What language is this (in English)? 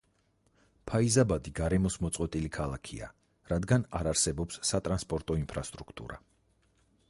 Georgian